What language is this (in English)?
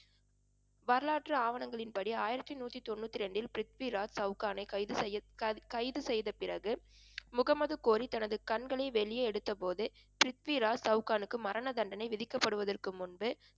Tamil